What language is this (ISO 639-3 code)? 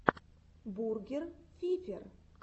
rus